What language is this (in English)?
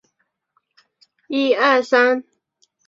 Chinese